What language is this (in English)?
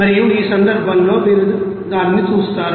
Telugu